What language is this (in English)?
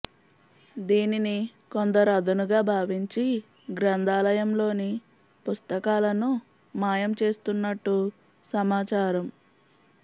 Telugu